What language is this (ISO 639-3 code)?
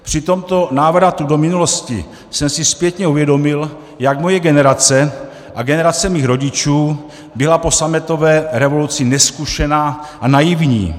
ces